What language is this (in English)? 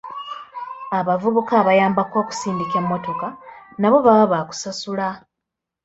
Ganda